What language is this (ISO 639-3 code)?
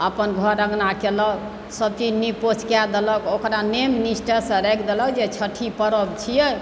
mai